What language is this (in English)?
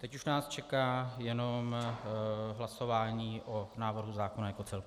Czech